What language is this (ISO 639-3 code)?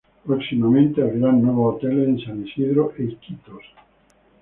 spa